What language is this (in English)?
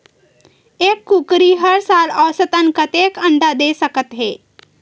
Chhattisgarhi